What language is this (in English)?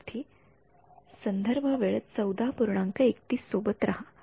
Marathi